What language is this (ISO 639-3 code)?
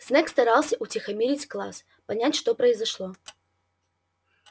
rus